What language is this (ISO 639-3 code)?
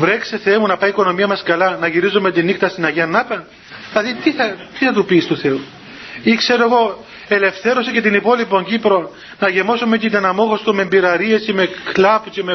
ell